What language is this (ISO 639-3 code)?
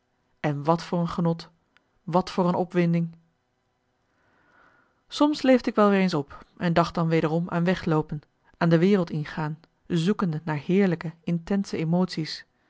nld